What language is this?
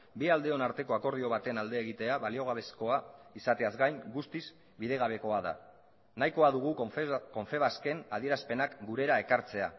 Basque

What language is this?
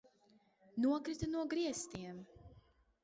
Latvian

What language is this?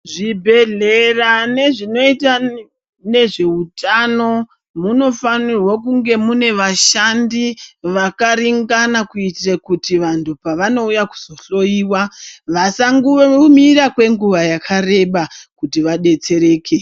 Ndau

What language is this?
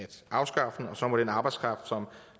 Danish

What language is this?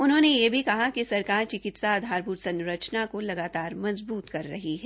Hindi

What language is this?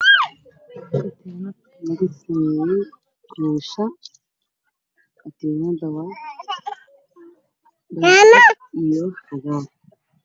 Somali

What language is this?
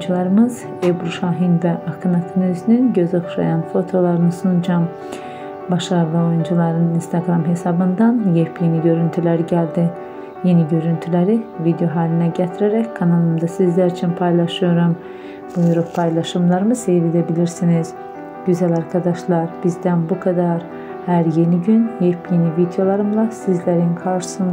Turkish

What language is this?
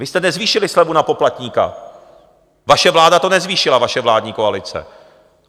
Czech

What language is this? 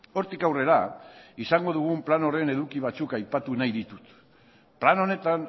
Basque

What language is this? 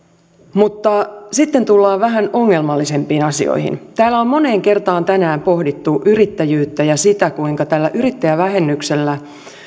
Finnish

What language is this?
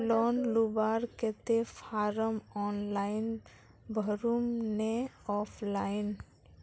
Magahi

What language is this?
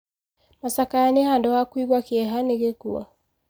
Kikuyu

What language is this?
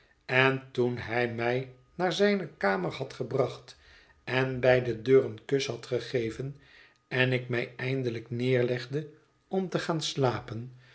Dutch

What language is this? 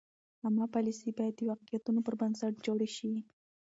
Pashto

